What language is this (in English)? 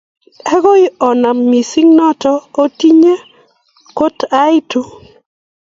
Kalenjin